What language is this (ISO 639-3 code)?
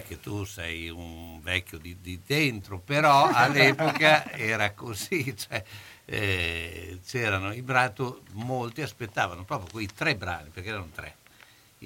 ita